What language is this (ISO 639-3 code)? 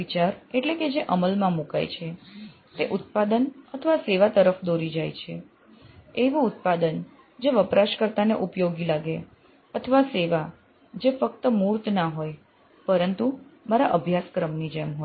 guj